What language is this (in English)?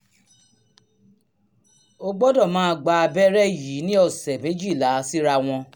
Yoruba